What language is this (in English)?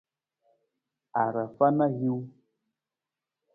Nawdm